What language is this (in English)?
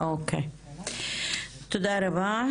Hebrew